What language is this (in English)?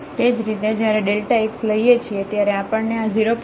Gujarati